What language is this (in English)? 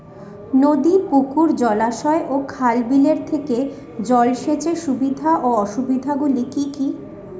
Bangla